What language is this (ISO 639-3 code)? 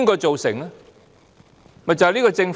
yue